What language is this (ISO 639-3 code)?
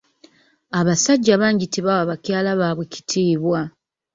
lug